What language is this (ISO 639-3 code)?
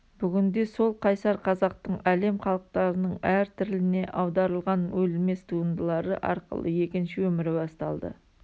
kaz